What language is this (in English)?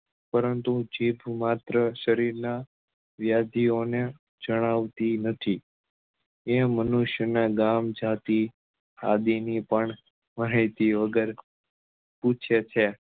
Gujarati